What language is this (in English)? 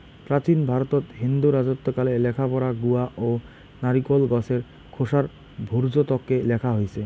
Bangla